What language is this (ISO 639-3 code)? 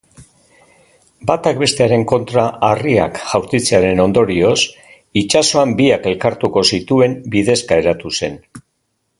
eus